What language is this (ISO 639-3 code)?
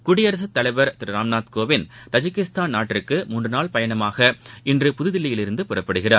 tam